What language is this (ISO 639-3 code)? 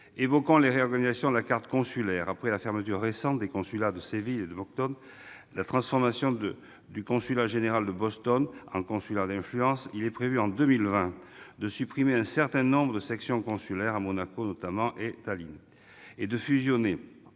fra